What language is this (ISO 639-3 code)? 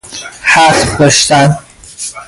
fas